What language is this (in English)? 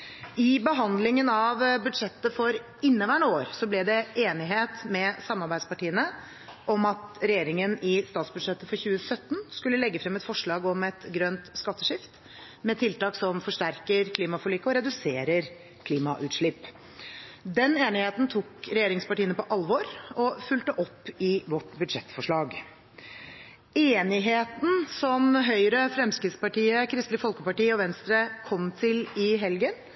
Norwegian Bokmål